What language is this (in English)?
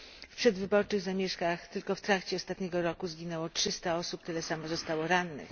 Polish